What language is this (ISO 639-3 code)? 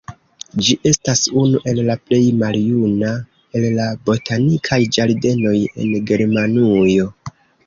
epo